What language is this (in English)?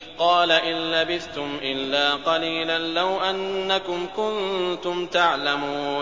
Arabic